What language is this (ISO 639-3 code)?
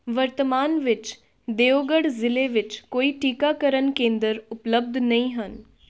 pan